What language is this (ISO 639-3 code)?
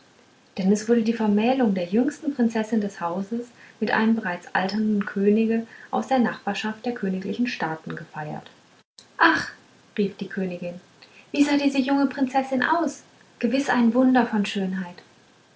deu